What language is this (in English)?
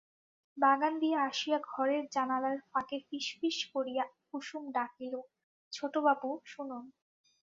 Bangla